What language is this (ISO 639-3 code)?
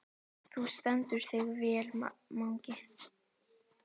isl